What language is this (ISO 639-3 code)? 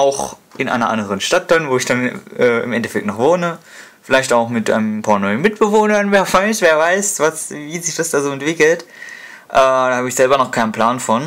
deu